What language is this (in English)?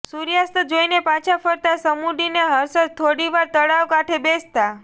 Gujarati